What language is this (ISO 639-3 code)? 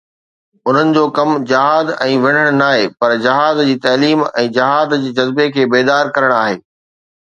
snd